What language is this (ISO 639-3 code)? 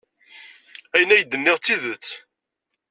kab